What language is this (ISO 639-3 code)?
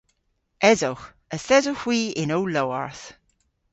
cor